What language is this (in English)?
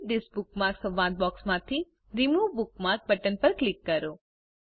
Gujarati